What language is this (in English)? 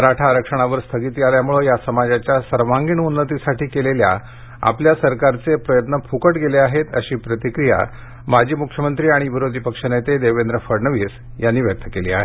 Marathi